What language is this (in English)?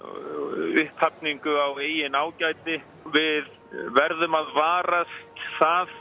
Icelandic